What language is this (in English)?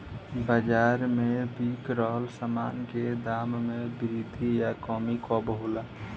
Bhojpuri